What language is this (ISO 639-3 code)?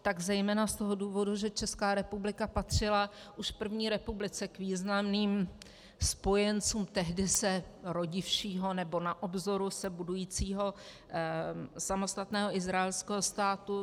ces